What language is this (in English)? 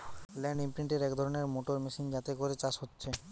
Bangla